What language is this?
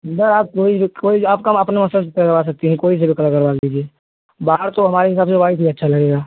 Hindi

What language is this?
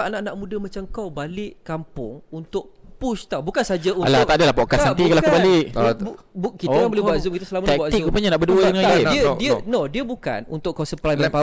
Malay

